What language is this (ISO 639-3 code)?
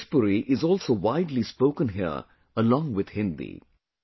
eng